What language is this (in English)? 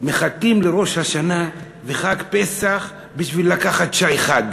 Hebrew